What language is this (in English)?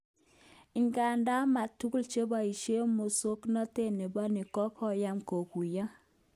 Kalenjin